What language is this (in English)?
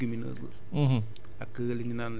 Wolof